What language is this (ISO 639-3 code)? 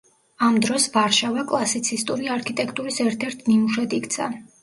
kat